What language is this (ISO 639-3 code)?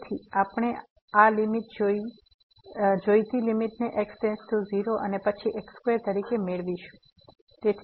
guj